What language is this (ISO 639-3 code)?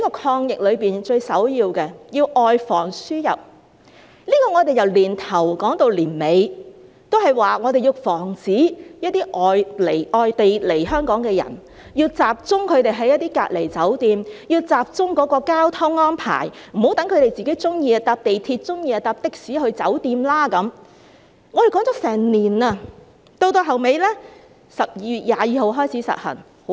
yue